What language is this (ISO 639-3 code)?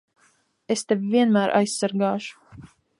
lav